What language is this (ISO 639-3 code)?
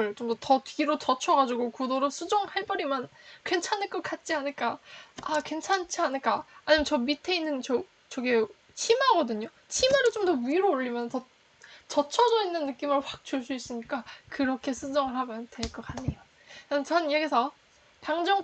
kor